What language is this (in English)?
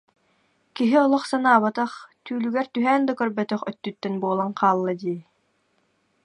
Yakut